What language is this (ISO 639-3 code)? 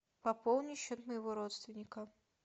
rus